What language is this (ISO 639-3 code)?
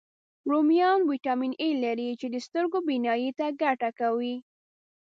pus